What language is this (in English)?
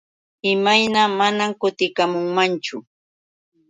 Yauyos Quechua